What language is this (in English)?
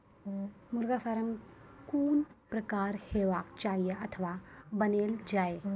Maithili